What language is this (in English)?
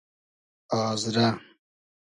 Hazaragi